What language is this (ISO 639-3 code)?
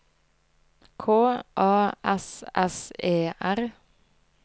nor